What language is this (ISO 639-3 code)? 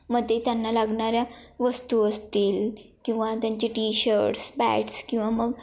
mar